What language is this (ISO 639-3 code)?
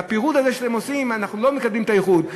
heb